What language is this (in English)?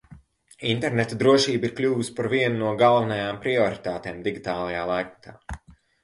Latvian